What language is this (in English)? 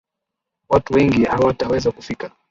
Swahili